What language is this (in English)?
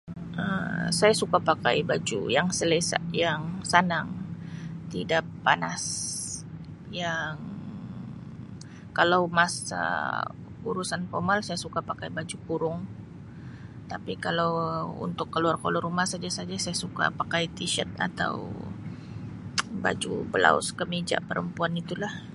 Sabah Malay